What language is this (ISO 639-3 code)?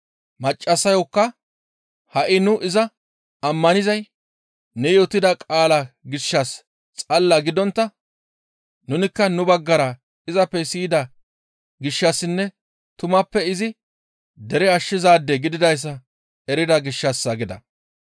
gmv